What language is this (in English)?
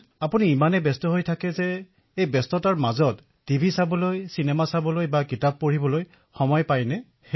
Assamese